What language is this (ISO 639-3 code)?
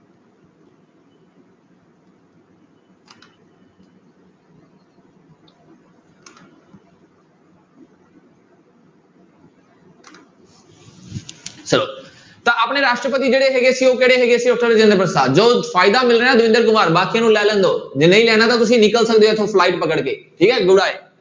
pan